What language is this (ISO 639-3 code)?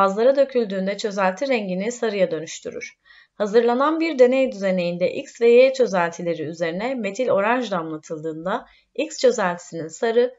tur